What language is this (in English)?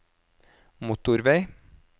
Norwegian